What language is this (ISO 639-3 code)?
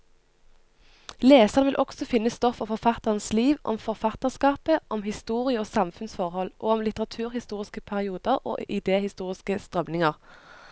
nor